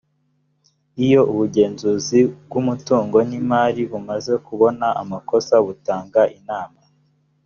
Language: Kinyarwanda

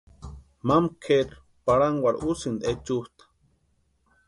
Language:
Western Highland Purepecha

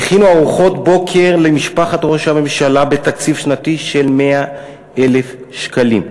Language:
Hebrew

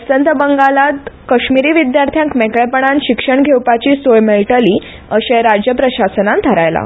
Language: Konkani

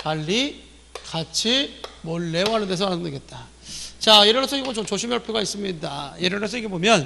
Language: Korean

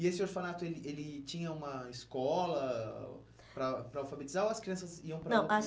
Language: Portuguese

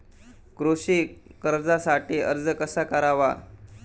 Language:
Marathi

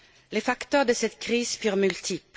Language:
French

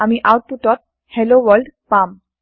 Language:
Assamese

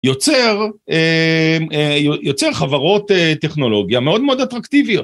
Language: Hebrew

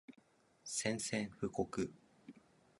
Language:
Japanese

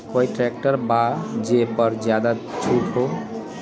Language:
Magahi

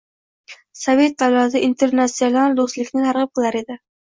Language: Uzbek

